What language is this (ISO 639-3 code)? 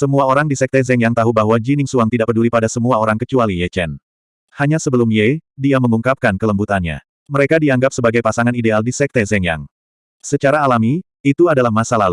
ind